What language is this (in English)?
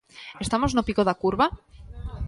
Galician